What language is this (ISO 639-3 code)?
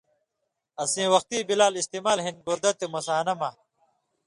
mvy